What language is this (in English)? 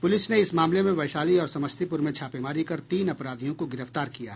Hindi